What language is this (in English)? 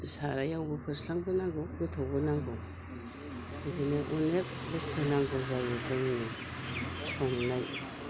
Bodo